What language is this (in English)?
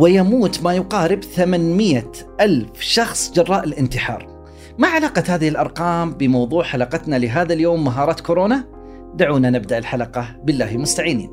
Arabic